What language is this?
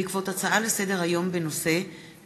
Hebrew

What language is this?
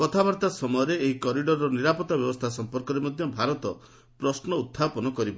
Odia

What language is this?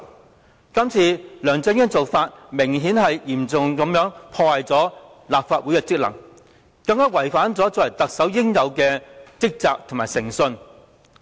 Cantonese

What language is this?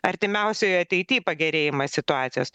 Lithuanian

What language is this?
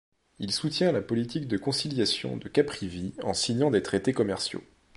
French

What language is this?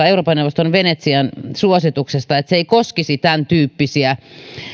Finnish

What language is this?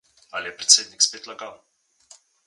Slovenian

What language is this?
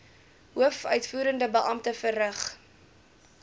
Afrikaans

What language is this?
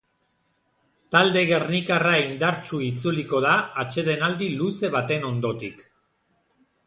Basque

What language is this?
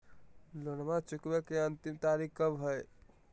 Magahi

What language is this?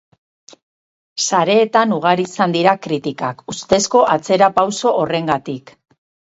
Basque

